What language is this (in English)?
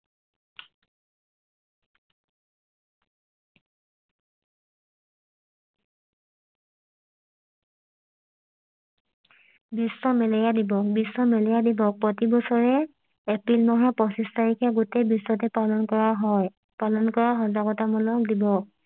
Assamese